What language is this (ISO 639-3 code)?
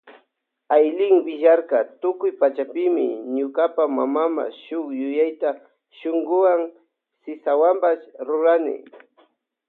qvj